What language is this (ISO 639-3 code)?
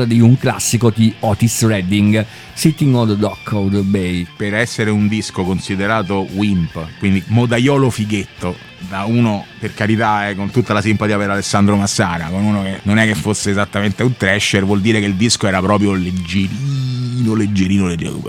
ita